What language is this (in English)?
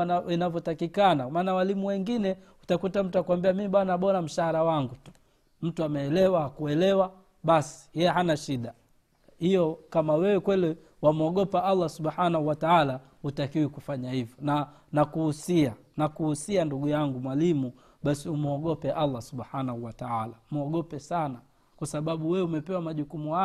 Swahili